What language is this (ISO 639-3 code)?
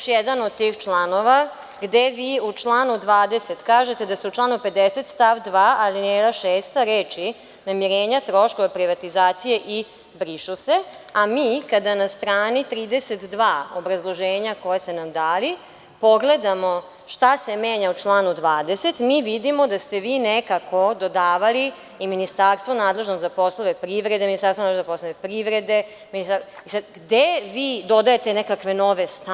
srp